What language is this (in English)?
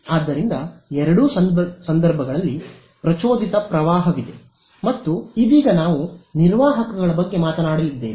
Kannada